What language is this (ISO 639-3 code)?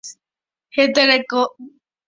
grn